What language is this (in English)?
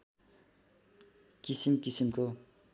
Nepali